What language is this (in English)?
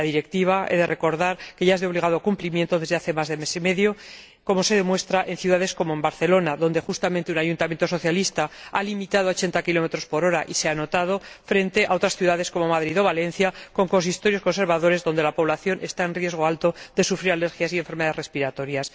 Spanish